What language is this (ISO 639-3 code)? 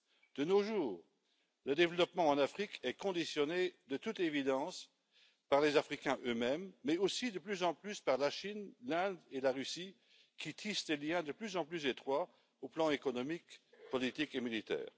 fra